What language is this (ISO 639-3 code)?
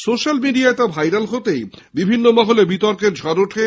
ben